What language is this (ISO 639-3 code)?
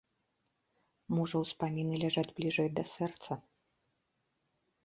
bel